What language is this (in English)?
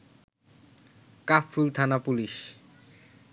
Bangla